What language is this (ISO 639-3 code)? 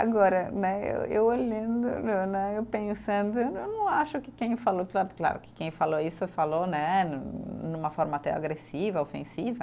por